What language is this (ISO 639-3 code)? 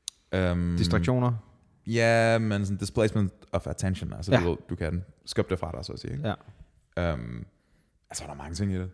dan